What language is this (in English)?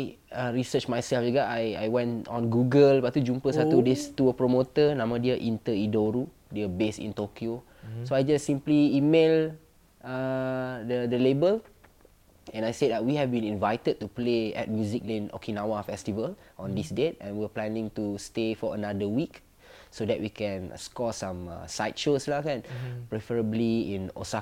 Malay